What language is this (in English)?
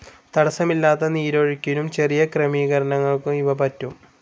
Malayalam